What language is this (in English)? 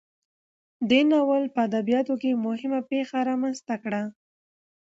Pashto